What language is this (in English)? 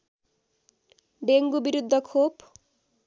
Nepali